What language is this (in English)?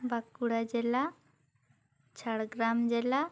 Santali